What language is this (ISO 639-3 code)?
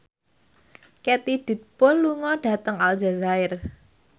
jav